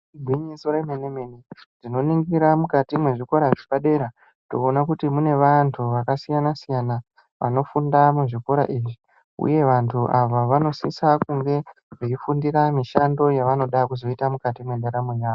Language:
Ndau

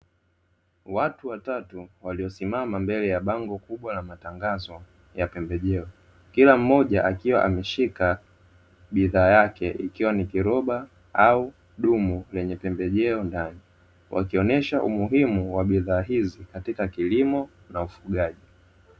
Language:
Swahili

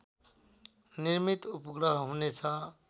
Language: Nepali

